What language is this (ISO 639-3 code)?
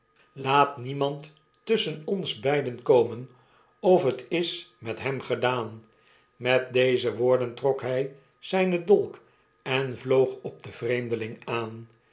nld